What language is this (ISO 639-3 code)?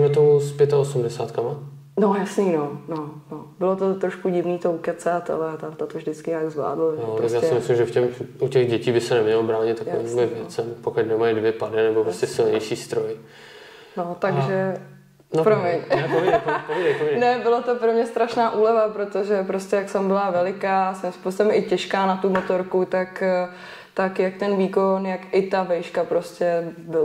ces